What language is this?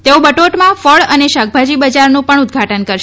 Gujarati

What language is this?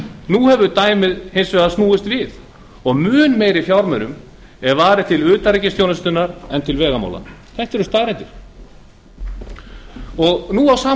Icelandic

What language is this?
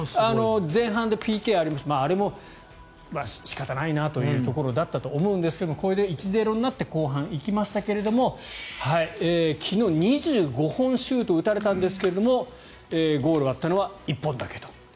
Japanese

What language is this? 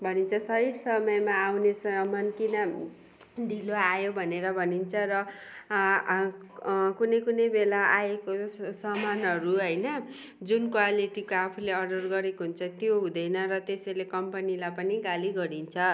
Nepali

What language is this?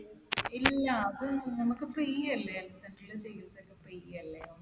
Malayalam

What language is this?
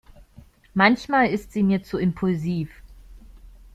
German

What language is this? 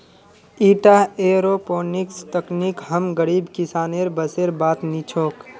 Magahi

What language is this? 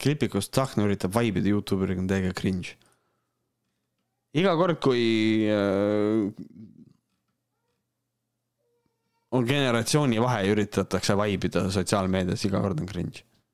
Finnish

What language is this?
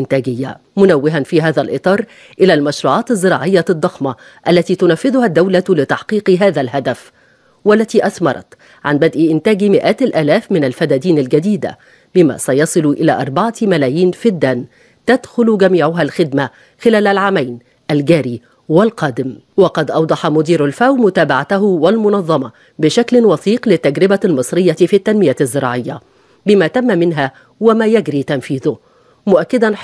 Arabic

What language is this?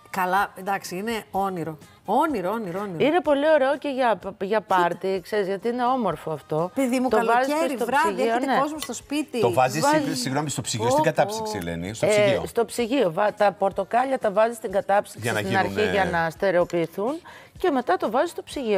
Greek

